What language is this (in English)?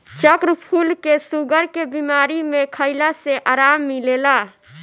Bhojpuri